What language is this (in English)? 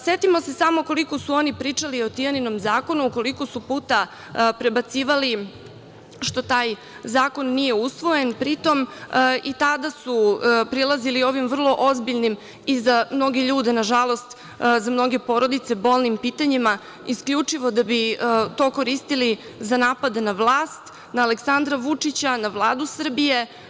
Serbian